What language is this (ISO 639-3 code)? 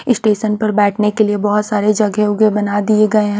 hin